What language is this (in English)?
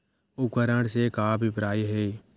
Chhattisgarhi